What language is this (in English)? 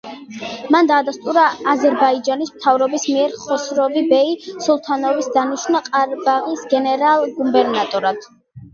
Georgian